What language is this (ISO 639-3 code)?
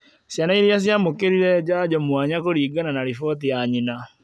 kik